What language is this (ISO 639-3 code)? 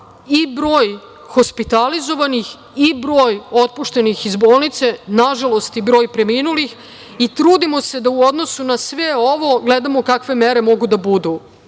srp